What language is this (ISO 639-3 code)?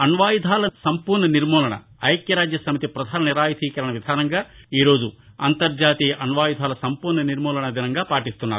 tel